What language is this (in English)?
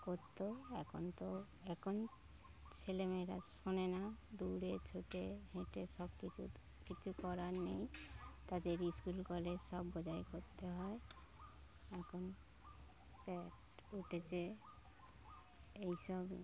Bangla